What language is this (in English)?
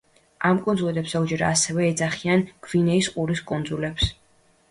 Georgian